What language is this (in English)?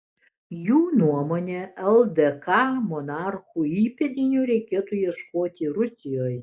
Lithuanian